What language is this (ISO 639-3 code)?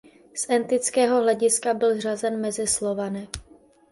ces